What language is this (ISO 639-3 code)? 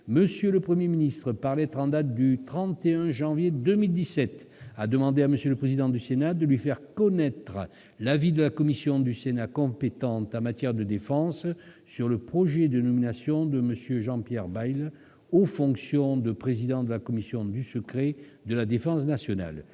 fra